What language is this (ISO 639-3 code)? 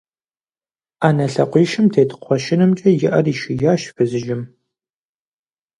kbd